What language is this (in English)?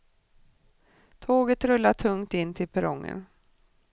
Swedish